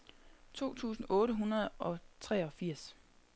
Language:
Danish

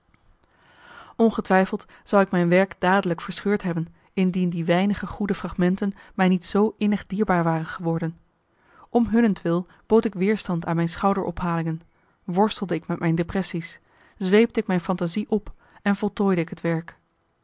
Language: Dutch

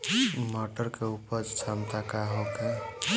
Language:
Bhojpuri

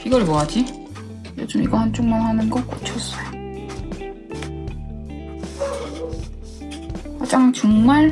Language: Korean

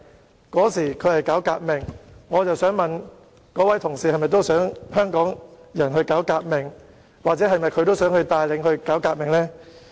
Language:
Cantonese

